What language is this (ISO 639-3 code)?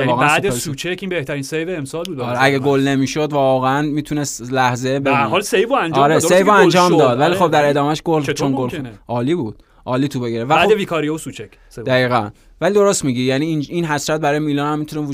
fas